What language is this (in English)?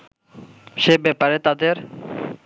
Bangla